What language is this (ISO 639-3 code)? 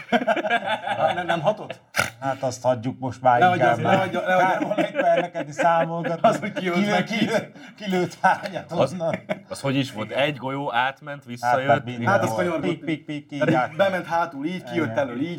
hun